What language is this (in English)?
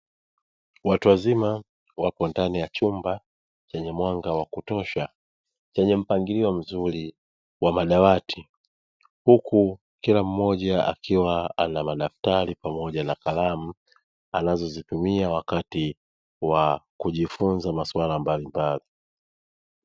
Swahili